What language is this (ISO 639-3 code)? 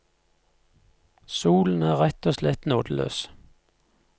nor